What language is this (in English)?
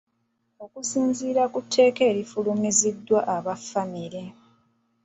Ganda